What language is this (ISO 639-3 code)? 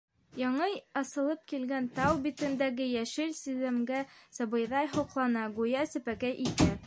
bak